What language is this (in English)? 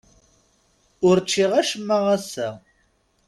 Kabyle